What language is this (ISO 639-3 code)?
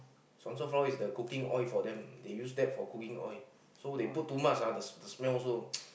eng